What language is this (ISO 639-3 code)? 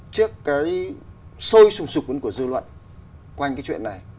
vie